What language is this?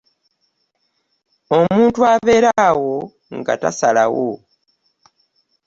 Ganda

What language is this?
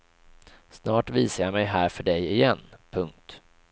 Swedish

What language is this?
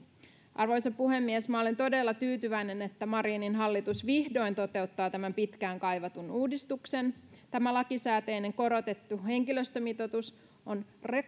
Finnish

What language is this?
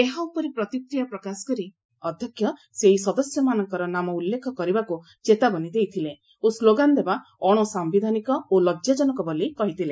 Odia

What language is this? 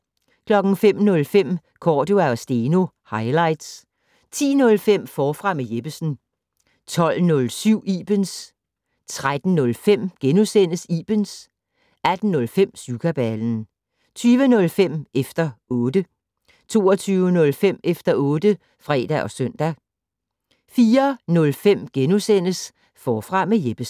Danish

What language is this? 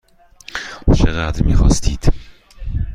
Persian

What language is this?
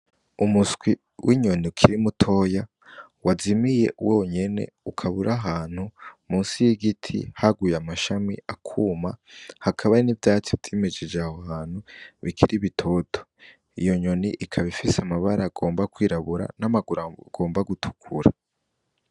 Rundi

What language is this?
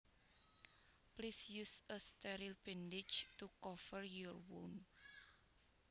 Javanese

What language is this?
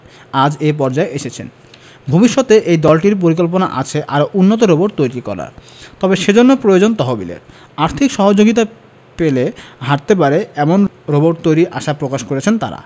Bangla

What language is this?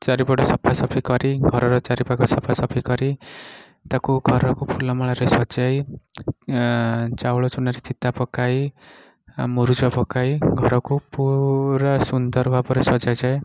Odia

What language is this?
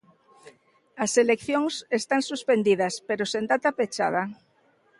Galician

